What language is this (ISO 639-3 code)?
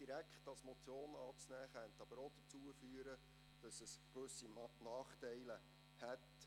gsw